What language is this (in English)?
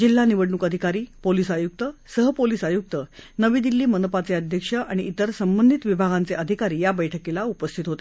Marathi